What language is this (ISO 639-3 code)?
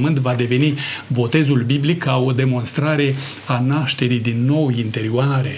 ron